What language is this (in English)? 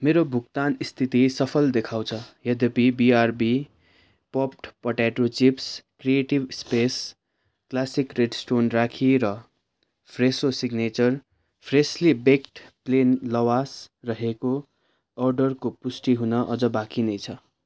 Nepali